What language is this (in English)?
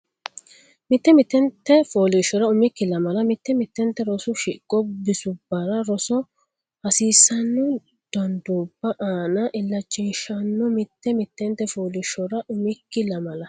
Sidamo